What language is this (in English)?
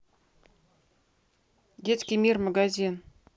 Russian